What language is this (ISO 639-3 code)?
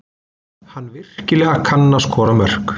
isl